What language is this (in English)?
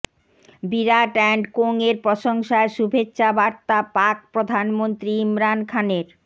Bangla